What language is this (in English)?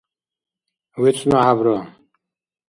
Dargwa